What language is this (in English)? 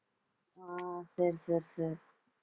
Tamil